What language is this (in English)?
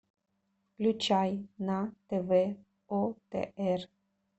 Russian